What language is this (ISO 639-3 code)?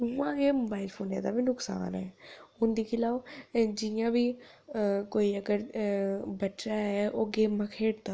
doi